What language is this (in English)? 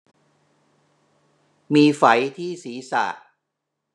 Thai